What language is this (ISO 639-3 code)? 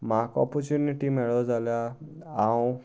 kok